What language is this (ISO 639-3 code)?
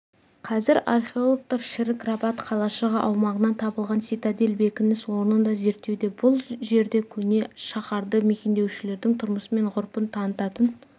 kaz